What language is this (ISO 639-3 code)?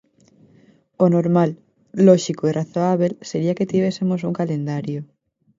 glg